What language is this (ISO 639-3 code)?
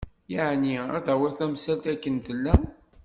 kab